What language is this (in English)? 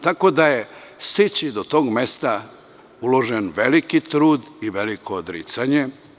Serbian